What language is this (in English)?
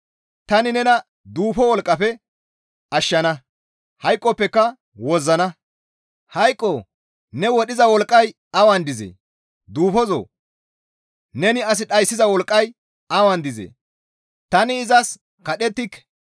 Gamo